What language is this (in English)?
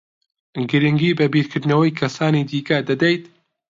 Central Kurdish